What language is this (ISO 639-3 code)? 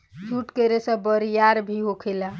bho